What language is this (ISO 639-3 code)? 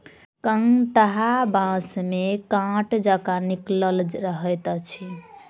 mai